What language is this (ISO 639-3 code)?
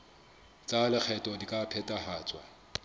sot